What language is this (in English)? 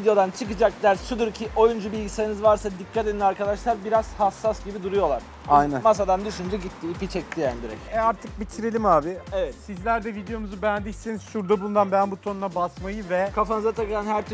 Turkish